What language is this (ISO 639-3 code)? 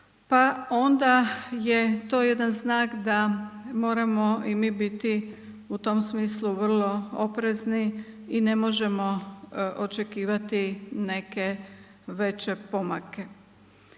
hrv